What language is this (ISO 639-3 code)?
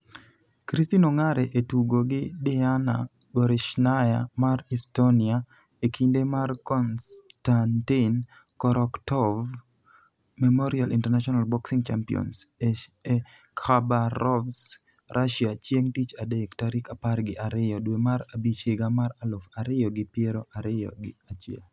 luo